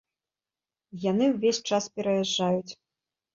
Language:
Belarusian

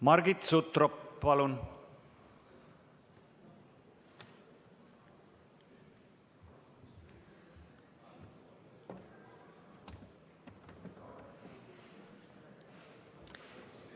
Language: Estonian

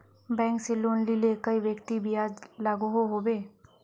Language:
Magahi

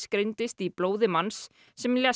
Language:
Icelandic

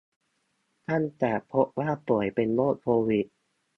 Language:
Thai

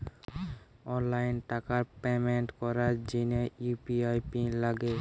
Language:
Bangla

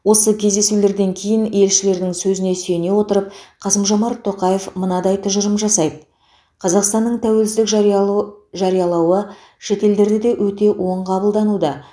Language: Kazakh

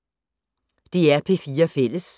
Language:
Danish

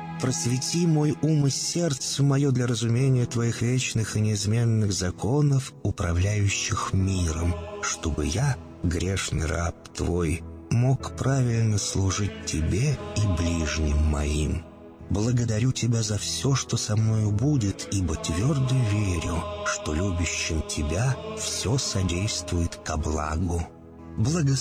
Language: Russian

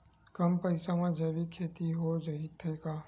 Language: Chhattisgarhi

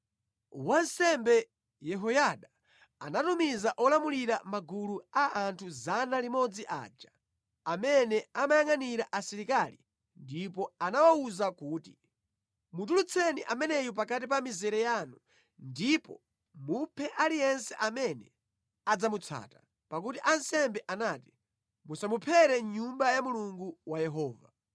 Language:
Nyanja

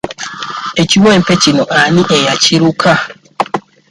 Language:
Ganda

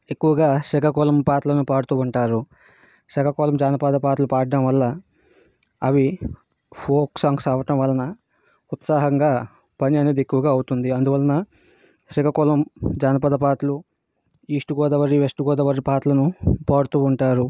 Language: Telugu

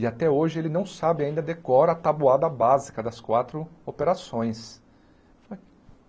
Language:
Portuguese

